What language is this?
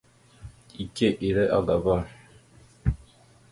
Mada (Cameroon)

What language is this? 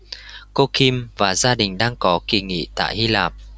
Vietnamese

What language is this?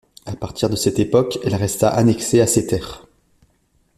French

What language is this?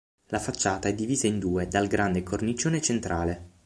Italian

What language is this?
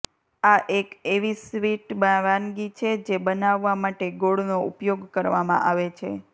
Gujarati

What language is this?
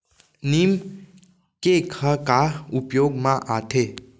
Chhattisgarhi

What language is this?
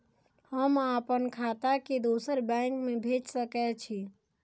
Maithili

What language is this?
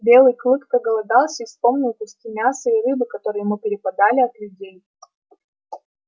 Russian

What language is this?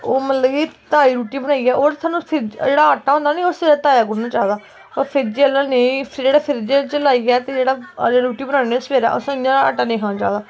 Dogri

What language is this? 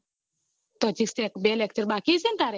Gujarati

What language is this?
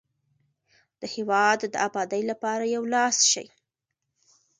Pashto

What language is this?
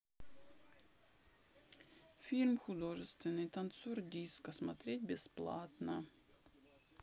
Russian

